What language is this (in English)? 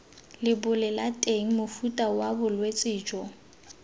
Tswana